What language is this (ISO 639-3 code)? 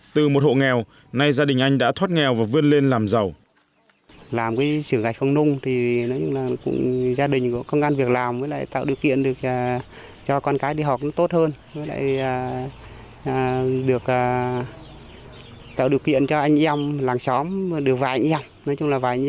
vie